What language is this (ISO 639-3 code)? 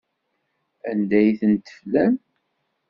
kab